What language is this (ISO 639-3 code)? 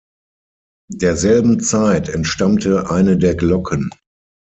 deu